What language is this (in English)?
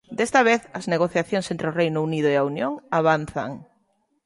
Galician